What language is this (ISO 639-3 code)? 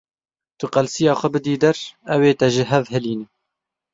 kur